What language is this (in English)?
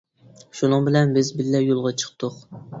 Uyghur